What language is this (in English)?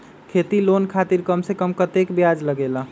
Magahi